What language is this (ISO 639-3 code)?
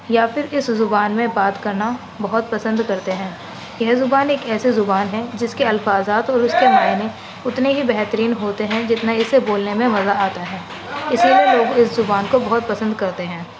urd